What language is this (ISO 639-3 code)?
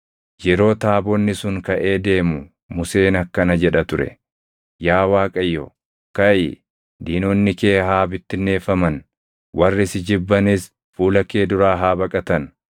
orm